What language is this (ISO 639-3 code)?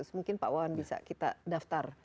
ind